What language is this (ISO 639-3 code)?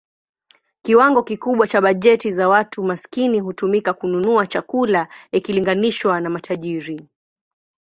swa